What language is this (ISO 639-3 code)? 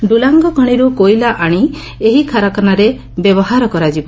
ori